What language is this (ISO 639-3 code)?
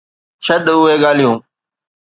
snd